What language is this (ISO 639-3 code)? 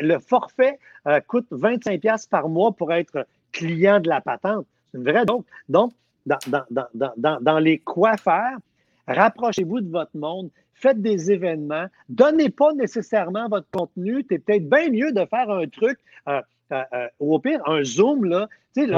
fra